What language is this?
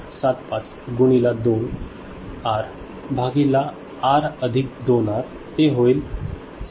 Marathi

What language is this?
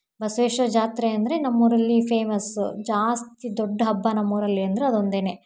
Kannada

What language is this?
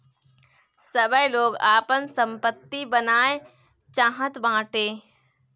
Bhojpuri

